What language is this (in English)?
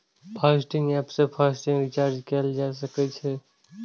Maithili